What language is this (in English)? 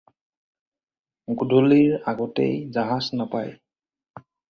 Assamese